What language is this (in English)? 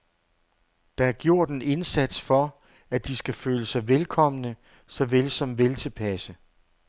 Danish